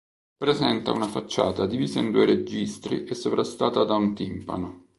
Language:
Italian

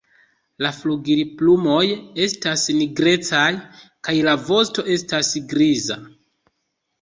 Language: Esperanto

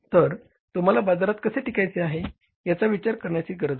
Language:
Marathi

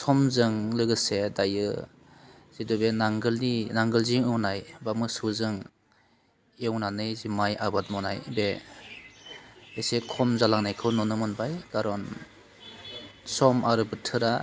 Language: Bodo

